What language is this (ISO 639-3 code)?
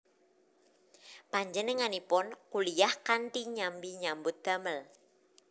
jav